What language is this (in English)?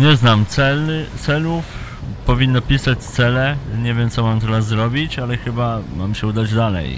Polish